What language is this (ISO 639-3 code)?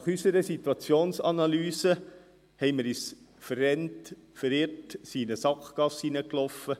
gsw